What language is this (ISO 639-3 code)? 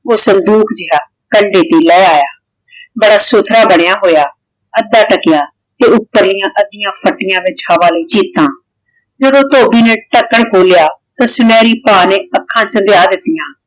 pan